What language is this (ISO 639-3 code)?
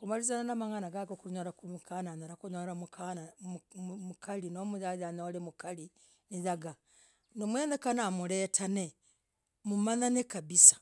rag